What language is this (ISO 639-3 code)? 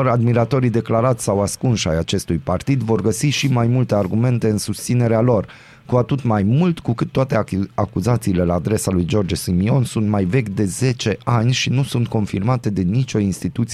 ron